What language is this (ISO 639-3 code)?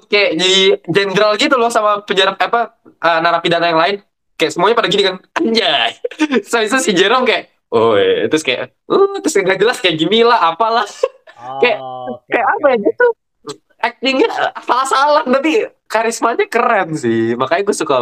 ind